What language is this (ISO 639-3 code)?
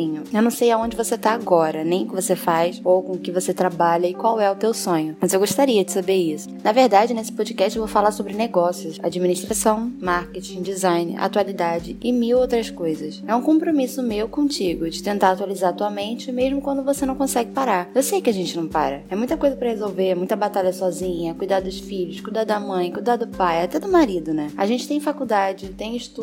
por